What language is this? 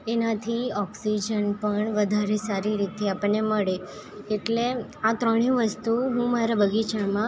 Gujarati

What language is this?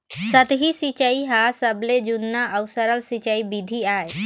Chhattisgarhi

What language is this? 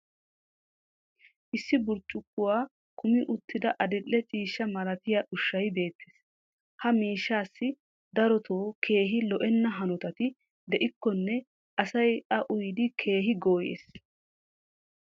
Wolaytta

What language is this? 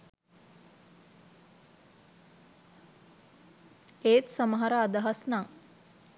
Sinhala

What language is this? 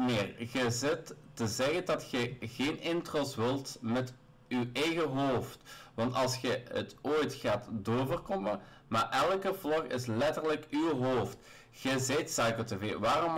Dutch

